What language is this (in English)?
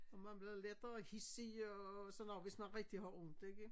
Danish